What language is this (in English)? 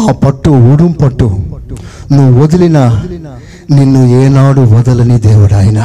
Telugu